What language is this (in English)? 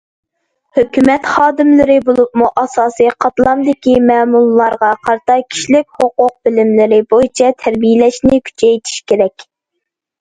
Uyghur